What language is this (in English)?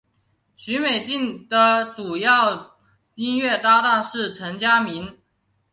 Chinese